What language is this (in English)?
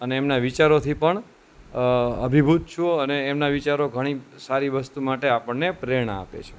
Gujarati